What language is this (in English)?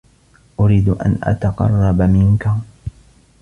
Arabic